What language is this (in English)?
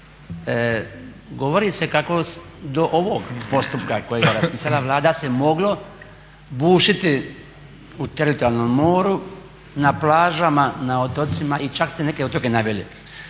Croatian